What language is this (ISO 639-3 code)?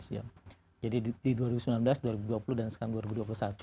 ind